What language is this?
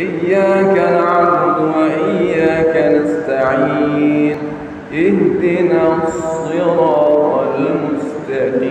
Indonesian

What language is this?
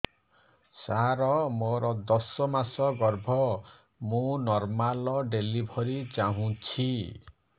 Odia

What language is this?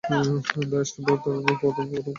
Bangla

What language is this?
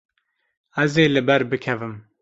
Kurdish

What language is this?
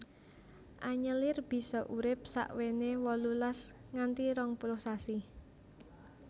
Javanese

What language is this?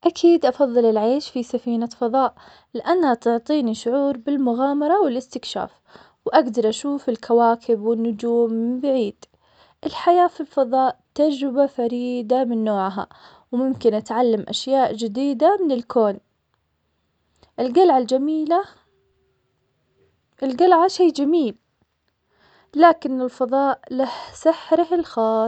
Omani Arabic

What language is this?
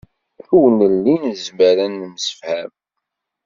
Kabyle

